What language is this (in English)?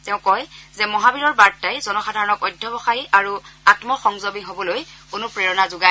Assamese